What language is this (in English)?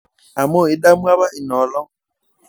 Masai